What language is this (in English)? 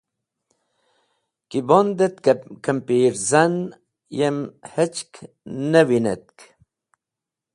Wakhi